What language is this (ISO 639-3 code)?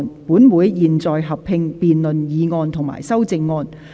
yue